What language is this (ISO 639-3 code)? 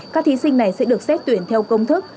vie